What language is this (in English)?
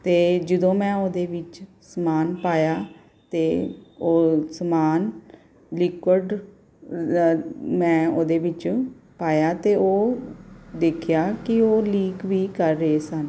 Punjabi